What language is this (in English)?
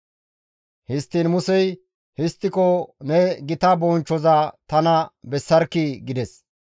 Gamo